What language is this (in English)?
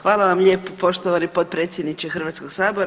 Croatian